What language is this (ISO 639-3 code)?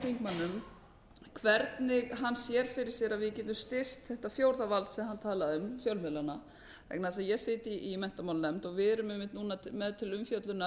isl